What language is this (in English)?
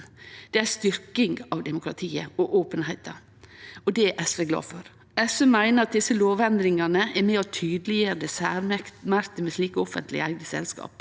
Norwegian